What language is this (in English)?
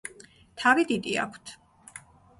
Georgian